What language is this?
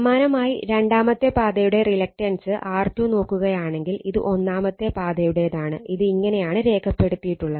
Malayalam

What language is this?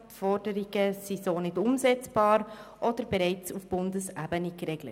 Swiss German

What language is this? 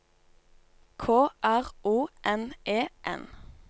Norwegian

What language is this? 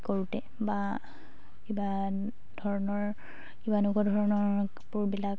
Assamese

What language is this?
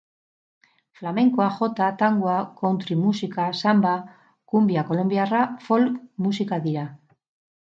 Basque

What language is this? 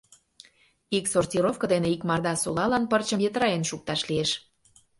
Mari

